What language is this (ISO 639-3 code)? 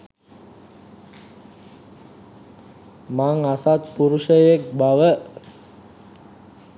sin